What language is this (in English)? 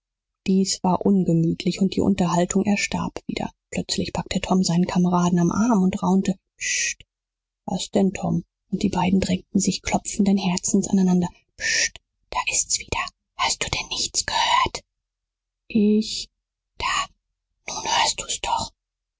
German